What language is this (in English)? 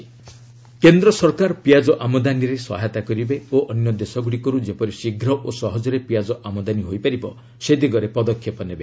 Odia